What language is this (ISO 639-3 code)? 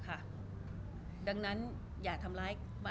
tha